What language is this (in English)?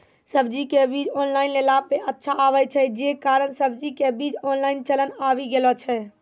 Maithili